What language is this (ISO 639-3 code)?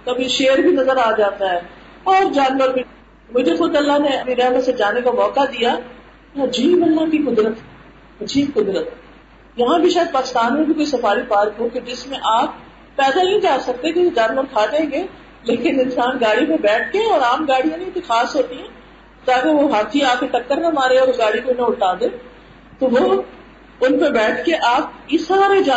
urd